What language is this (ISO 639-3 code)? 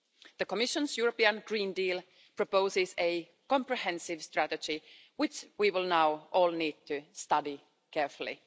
eng